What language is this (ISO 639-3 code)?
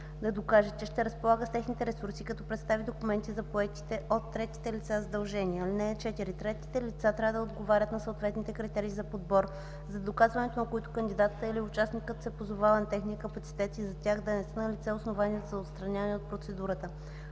bul